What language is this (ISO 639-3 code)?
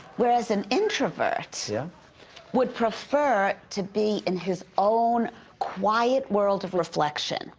eng